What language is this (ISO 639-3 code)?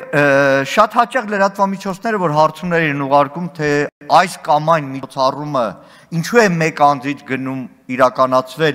tur